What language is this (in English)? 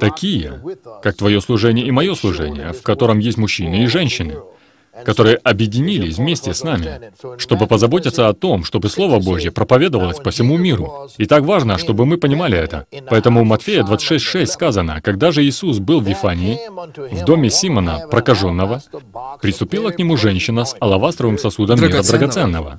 Russian